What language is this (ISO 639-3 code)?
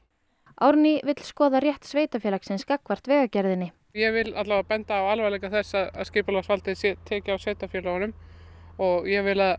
isl